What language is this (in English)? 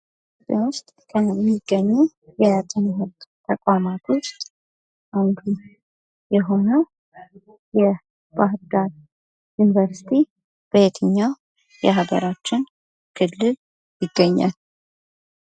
Amharic